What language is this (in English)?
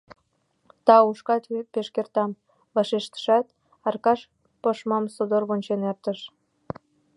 Mari